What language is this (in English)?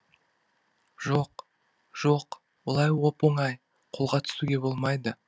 Kazakh